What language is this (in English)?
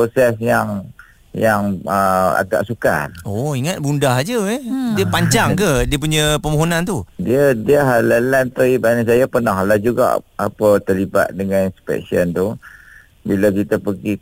Malay